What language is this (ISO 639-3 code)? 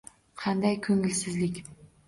uzb